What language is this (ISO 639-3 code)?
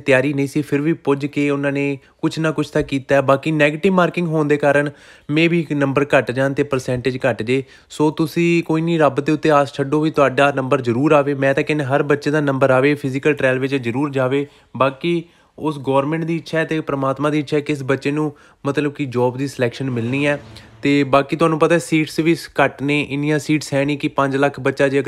hin